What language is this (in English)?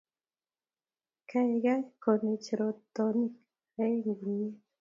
Kalenjin